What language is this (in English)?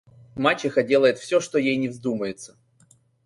Russian